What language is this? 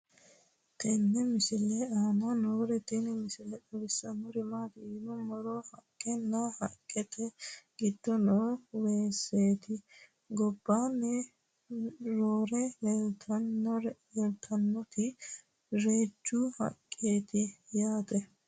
Sidamo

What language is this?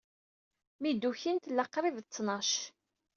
Kabyle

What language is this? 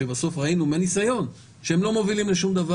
Hebrew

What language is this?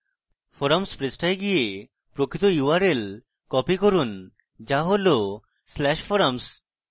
Bangla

